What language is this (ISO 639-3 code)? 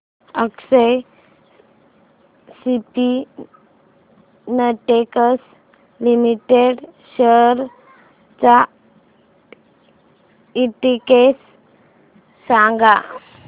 mar